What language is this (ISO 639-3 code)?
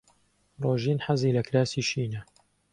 ckb